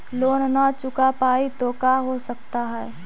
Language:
Magahi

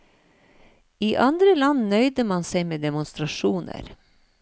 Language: Norwegian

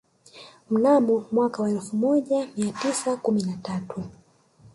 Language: Swahili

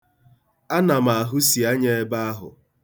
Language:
Igbo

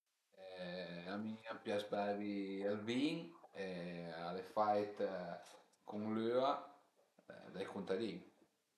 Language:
Piedmontese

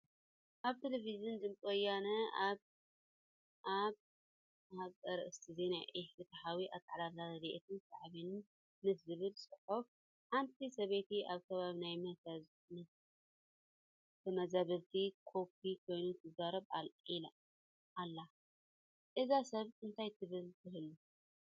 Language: Tigrinya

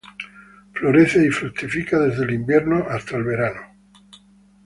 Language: Spanish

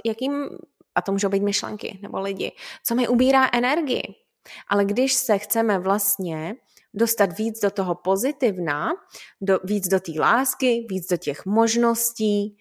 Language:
Czech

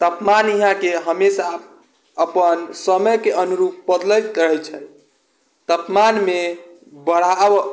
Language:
Maithili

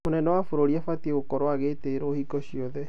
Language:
Kikuyu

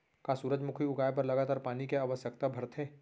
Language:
Chhattisgarhi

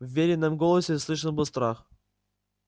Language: Russian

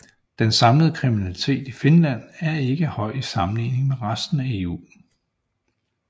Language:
Danish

